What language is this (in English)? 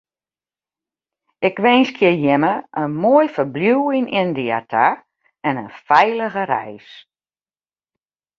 Western Frisian